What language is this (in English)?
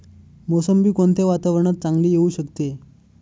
Marathi